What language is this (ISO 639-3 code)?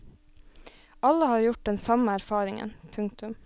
nor